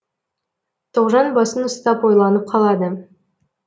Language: Kazakh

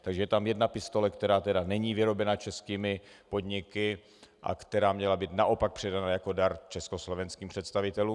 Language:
Czech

